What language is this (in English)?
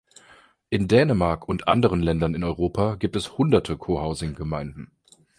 German